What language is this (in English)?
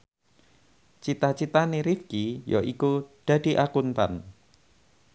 Javanese